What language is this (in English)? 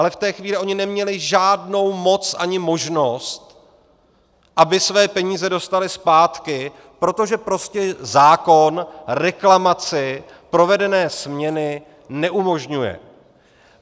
Czech